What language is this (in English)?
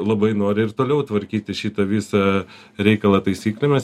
Lithuanian